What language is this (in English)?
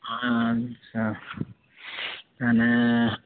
Odia